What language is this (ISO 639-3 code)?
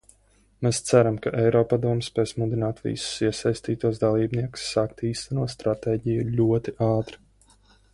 lav